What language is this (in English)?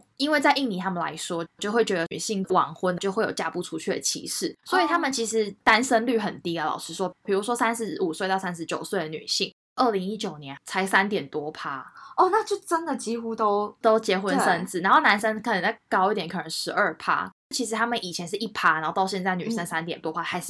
Chinese